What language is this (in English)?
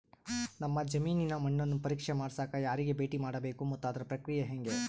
Kannada